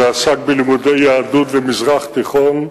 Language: Hebrew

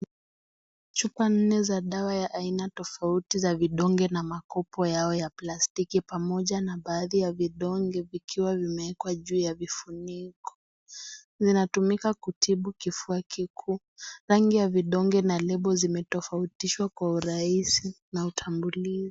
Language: Swahili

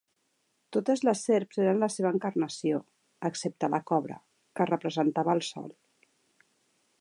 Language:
Catalan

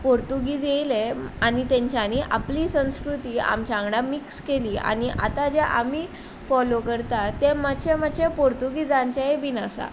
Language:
Konkani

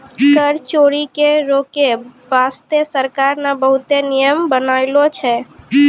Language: Maithili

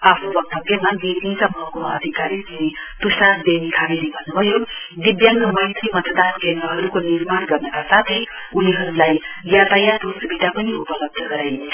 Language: Nepali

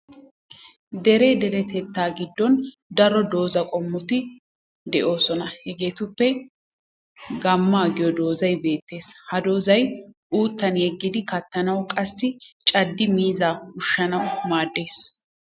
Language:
Wolaytta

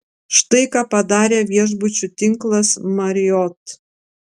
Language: Lithuanian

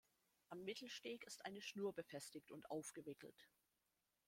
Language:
German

